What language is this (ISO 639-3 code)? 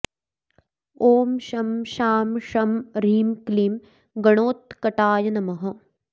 san